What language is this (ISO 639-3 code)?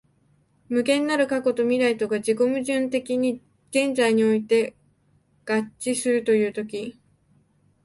jpn